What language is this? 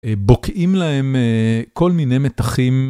Hebrew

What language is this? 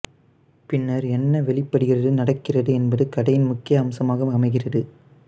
Tamil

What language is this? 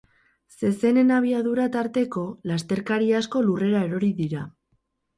Basque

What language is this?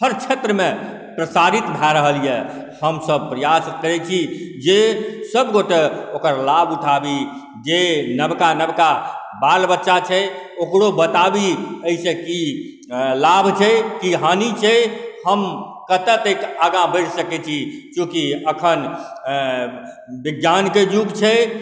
Maithili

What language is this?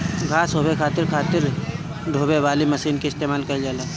Bhojpuri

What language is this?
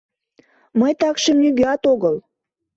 Mari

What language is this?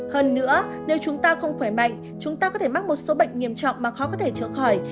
Vietnamese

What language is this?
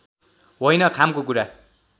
Nepali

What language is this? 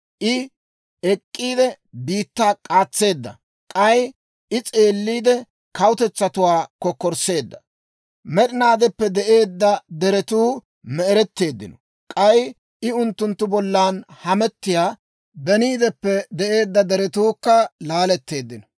Dawro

